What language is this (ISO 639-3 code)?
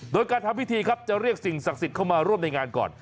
tha